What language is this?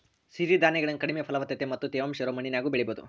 Kannada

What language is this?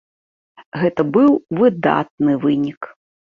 Belarusian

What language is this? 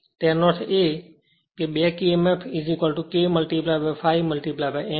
Gujarati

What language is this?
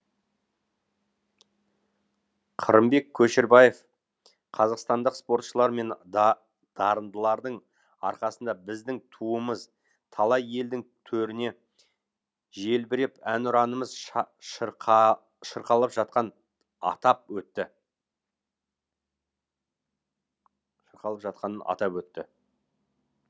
Kazakh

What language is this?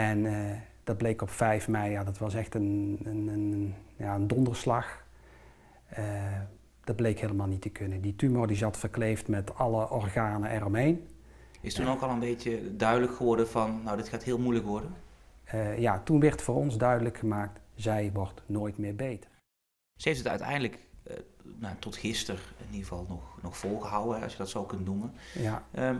Dutch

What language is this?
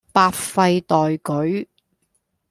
Cantonese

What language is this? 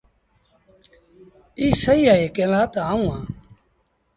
Sindhi Bhil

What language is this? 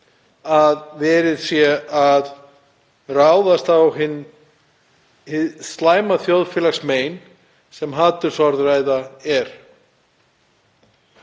Icelandic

